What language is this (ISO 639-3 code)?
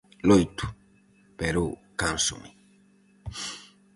glg